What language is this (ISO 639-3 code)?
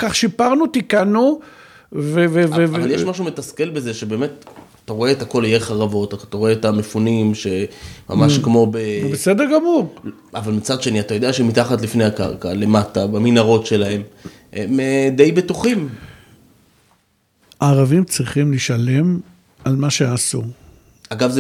heb